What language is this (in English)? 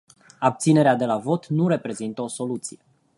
Romanian